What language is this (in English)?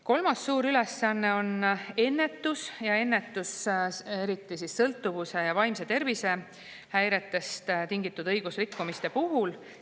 Estonian